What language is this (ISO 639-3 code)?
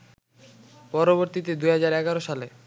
ben